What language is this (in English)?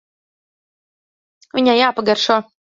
Latvian